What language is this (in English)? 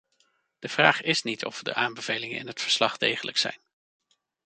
Dutch